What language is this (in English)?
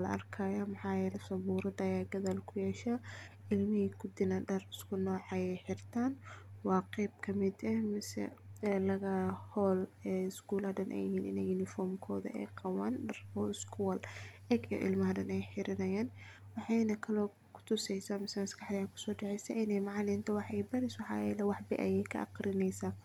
Somali